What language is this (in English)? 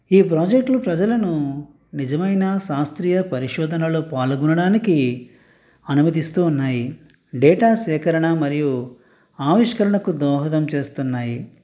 Telugu